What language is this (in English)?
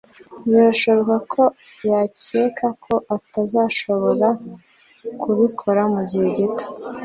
Kinyarwanda